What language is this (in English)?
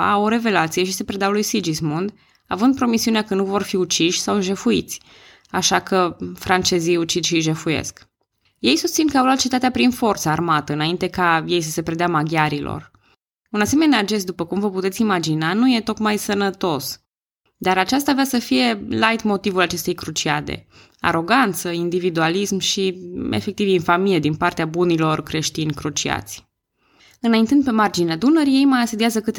Romanian